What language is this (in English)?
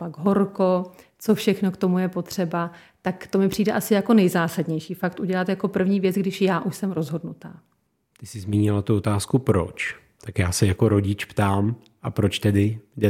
Czech